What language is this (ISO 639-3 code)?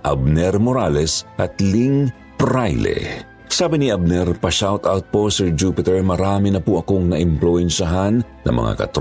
fil